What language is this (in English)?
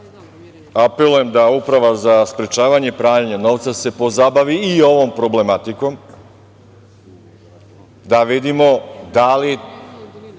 Serbian